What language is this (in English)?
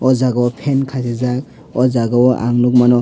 Kok Borok